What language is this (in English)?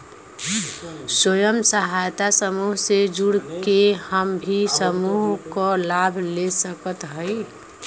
Bhojpuri